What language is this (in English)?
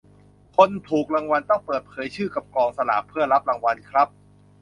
Thai